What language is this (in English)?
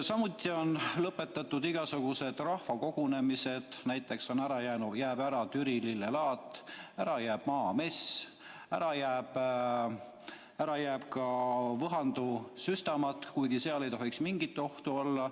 Estonian